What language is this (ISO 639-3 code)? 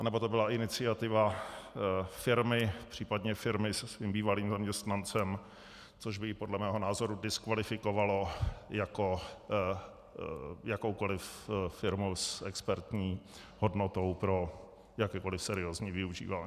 ces